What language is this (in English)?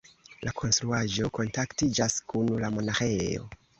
Esperanto